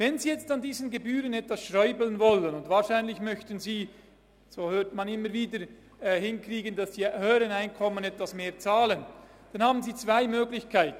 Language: Swiss German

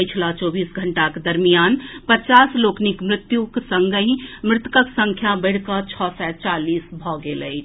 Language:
Maithili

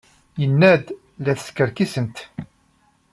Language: Kabyle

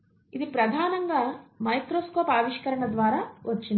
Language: Telugu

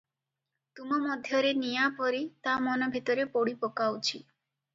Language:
Odia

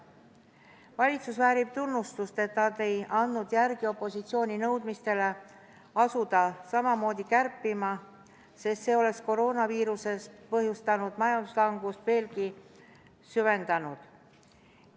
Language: Estonian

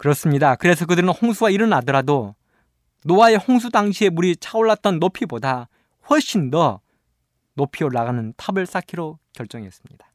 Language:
Korean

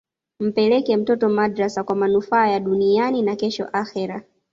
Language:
Swahili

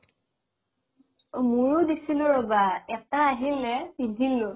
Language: Assamese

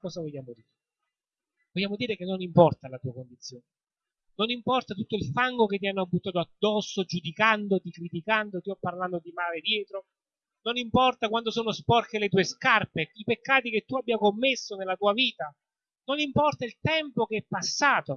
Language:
Italian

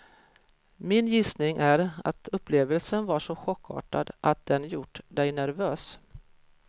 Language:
Swedish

